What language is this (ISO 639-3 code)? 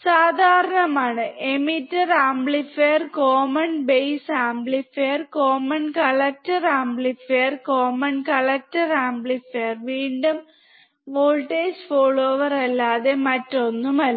mal